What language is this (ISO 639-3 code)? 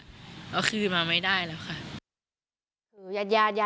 tha